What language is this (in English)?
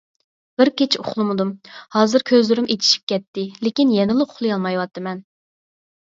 Uyghur